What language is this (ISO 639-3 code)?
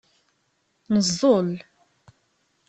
kab